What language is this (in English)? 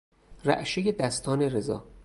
Persian